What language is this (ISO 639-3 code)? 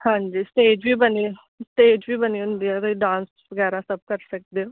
pan